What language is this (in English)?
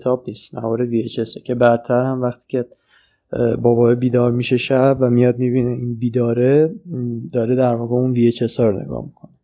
Persian